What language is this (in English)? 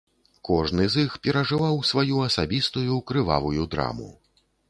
Belarusian